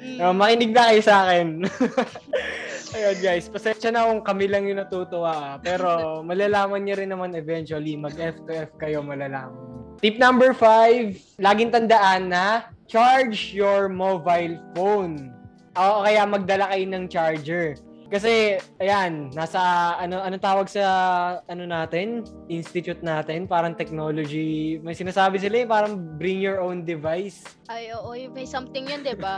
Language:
Filipino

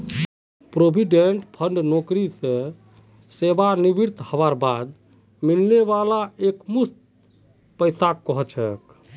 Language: Magahi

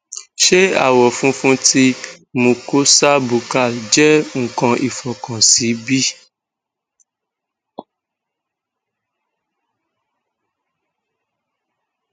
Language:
Yoruba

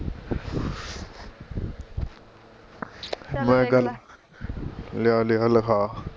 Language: Punjabi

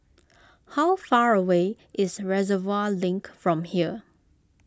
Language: English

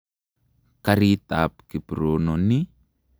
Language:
Kalenjin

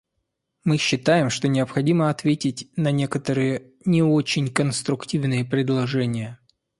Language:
Russian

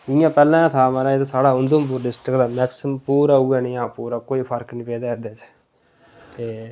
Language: Dogri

